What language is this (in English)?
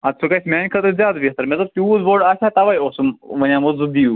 Kashmiri